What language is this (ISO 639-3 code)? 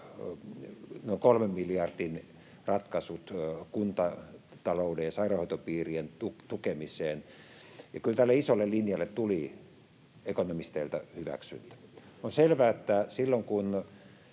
fin